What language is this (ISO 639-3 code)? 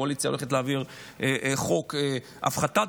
heb